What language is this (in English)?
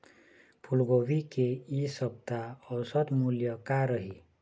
Chhattisgarhi